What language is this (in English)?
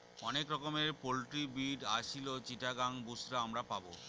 Bangla